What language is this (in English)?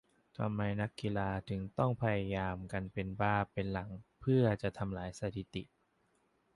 Thai